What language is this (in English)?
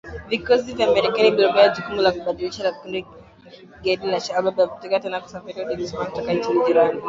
Swahili